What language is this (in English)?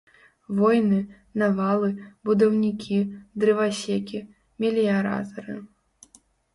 Belarusian